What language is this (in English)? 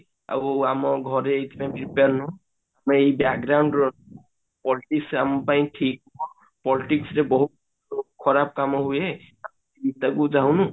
Odia